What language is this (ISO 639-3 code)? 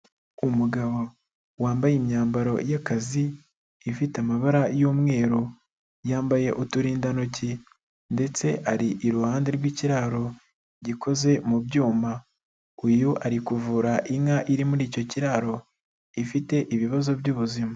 kin